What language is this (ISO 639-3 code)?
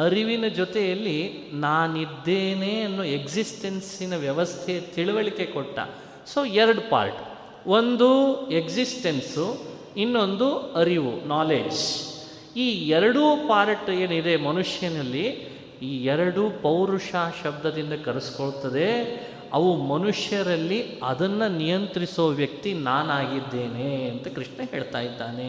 kan